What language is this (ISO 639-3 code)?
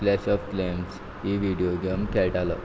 kok